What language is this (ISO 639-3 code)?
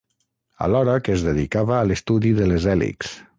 cat